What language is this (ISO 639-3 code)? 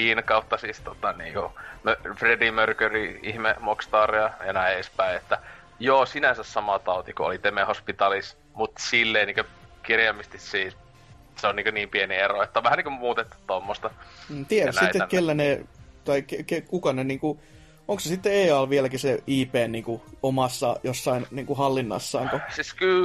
fin